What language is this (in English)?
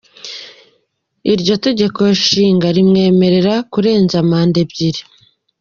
Kinyarwanda